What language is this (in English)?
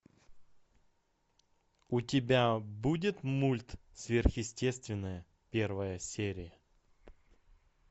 Russian